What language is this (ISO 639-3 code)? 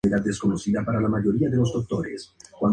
spa